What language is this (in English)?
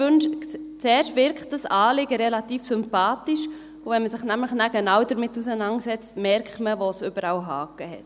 Swiss German